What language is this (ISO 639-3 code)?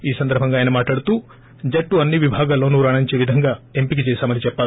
tel